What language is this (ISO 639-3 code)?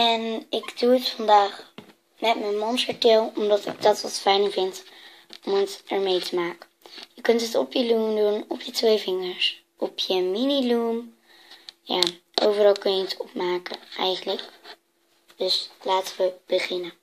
nld